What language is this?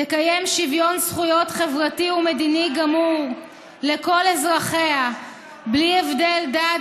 Hebrew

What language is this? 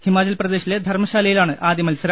Malayalam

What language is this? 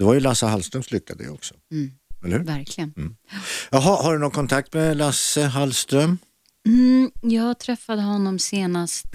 Swedish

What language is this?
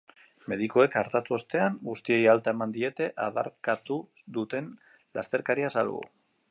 Basque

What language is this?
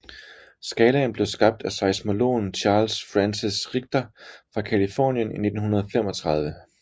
Danish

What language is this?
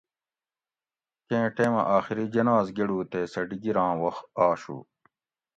Gawri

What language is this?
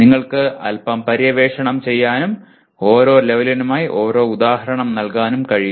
Malayalam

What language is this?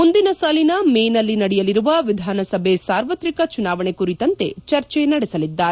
Kannada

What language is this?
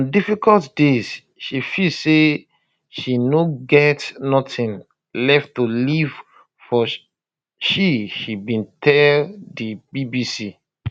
Nigerian Pidgin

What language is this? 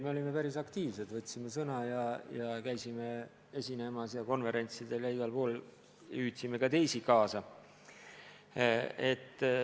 Estonian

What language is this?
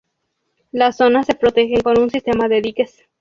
Spanish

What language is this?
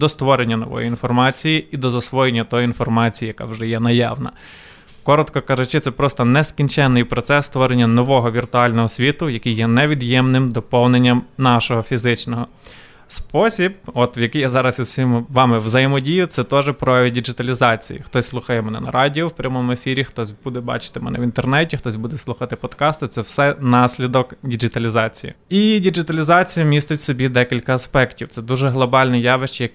Ukrainian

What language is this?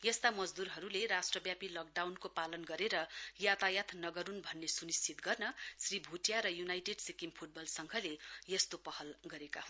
Nepali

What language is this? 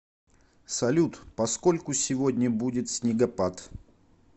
Russian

